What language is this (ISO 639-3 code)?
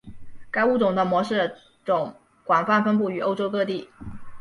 zho